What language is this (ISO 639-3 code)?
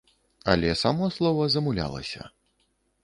bel